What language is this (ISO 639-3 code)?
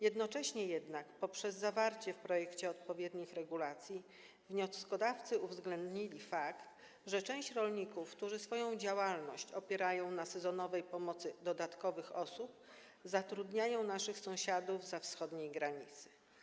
pol